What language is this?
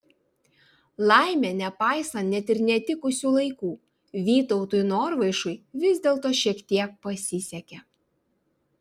Lithuanian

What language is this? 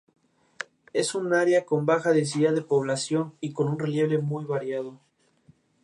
Spanish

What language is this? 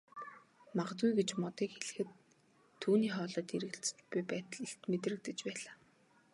Mongolian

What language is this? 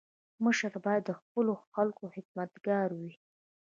Pashto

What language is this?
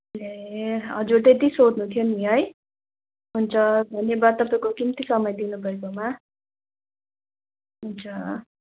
Nepali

